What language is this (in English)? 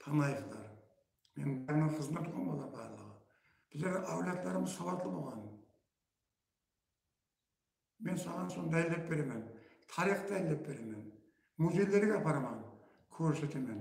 Turkish